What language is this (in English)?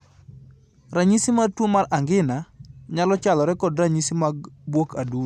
Luo (Kenya and Tanzania)